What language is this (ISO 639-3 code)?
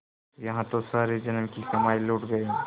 hin